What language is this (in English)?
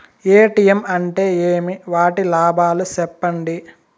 Telugu